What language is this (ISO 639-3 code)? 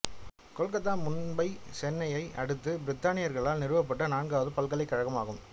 tam